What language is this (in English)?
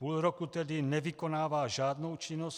Czech